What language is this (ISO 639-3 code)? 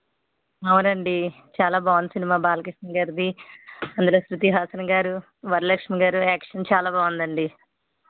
tel